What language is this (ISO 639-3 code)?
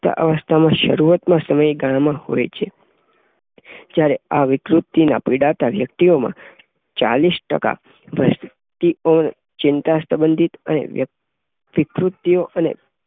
guj